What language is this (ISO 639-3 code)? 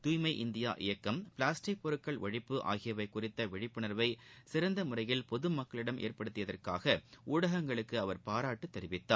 tam